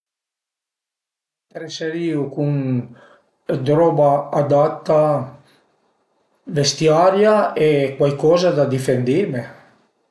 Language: Piedmontese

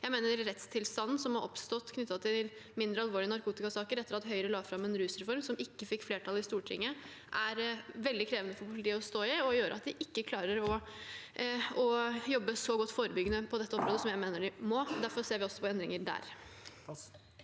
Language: Norwegian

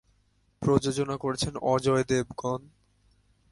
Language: Bangla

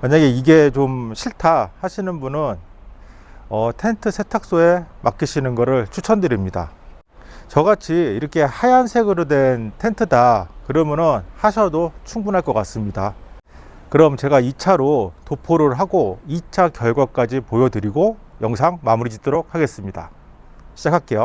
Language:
Korean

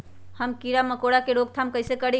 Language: Magahi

